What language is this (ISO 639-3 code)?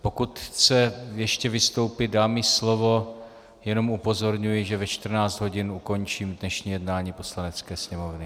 ces